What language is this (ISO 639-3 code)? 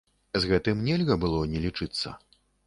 bel